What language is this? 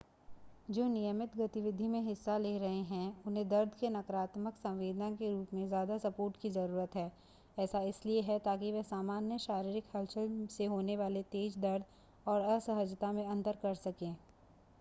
Hindi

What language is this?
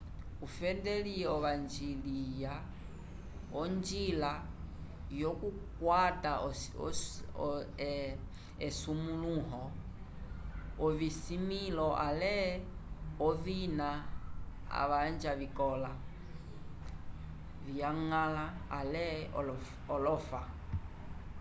Umbundu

